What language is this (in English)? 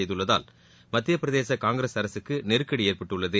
Tamil